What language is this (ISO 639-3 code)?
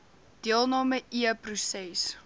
afr